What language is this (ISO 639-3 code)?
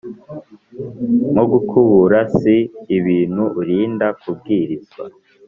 kin